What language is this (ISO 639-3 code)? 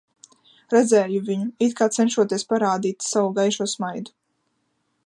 lav